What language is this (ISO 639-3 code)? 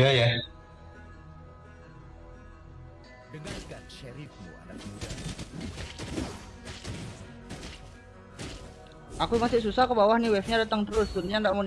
ind